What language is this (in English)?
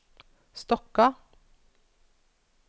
Norwegian